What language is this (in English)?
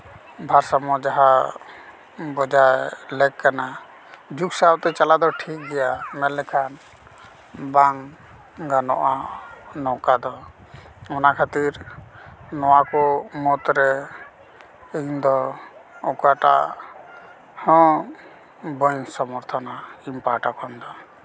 Santali